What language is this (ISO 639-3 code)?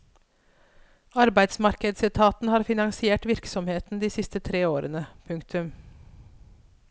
nor